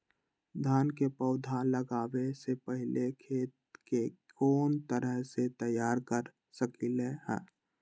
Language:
Magahi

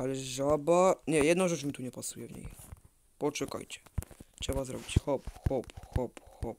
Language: Polish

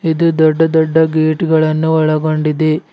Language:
Kannada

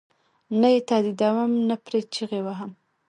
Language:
Pashto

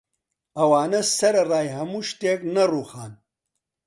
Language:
Central Kurdish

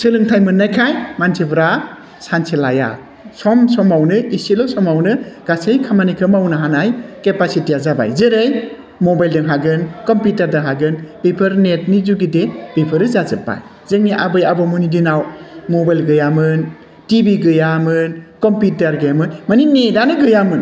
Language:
Bodo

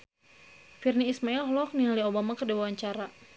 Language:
Sundanese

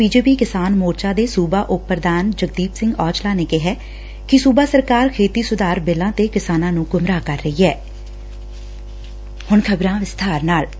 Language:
Punjabi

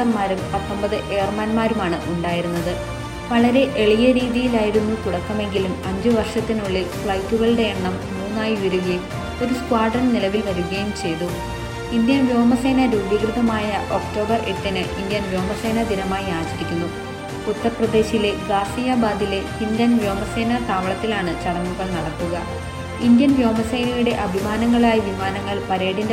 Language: Malayalam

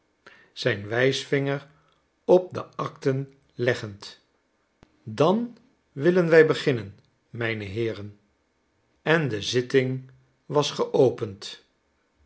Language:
Dutch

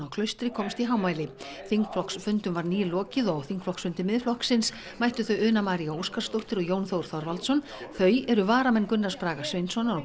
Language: Icelandic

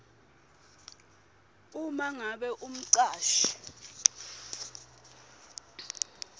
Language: Swati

